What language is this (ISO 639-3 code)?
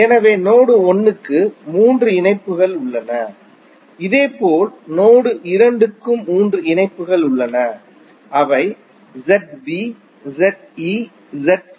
tam